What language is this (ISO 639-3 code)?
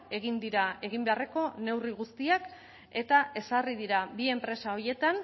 eus